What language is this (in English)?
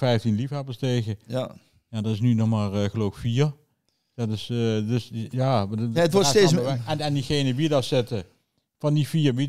Dutch